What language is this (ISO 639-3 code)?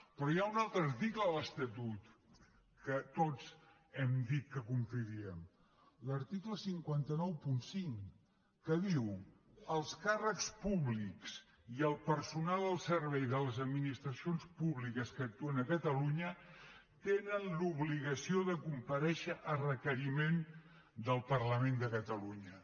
cat